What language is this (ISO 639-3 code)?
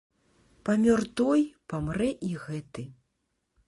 bel